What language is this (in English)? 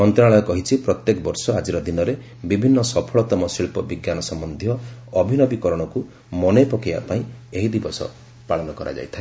Odia